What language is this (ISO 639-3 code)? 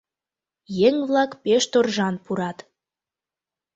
chm